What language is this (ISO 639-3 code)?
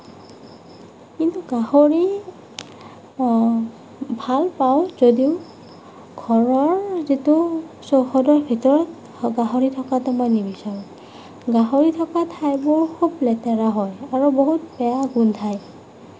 asm